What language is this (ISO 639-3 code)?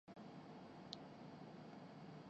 urd